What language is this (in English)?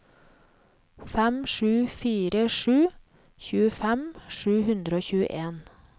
Norwegian